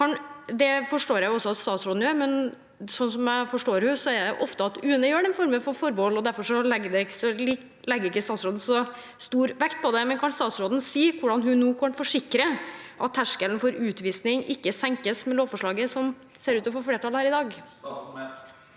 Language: Norwegian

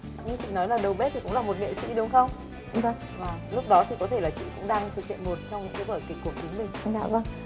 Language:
Vietnamese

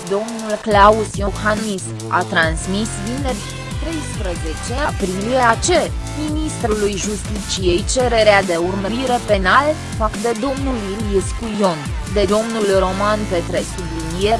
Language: Romanian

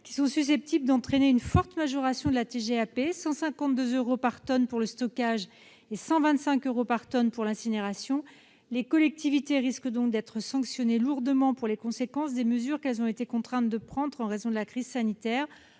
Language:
French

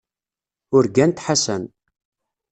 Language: Kabyle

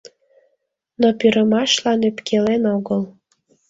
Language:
Mari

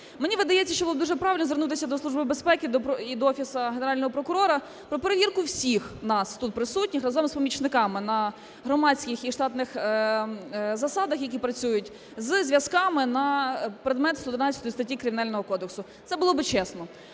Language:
Ukrainian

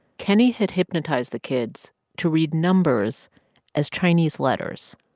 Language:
English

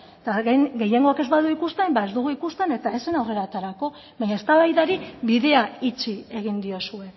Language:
Basque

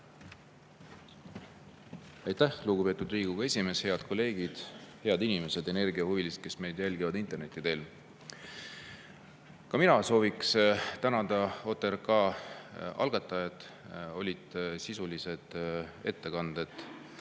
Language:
Estonian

